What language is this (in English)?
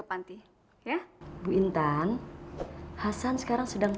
Indonesian